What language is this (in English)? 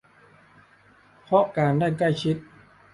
Thai